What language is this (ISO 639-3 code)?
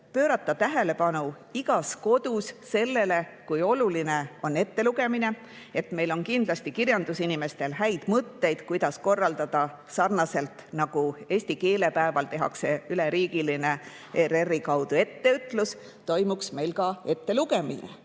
est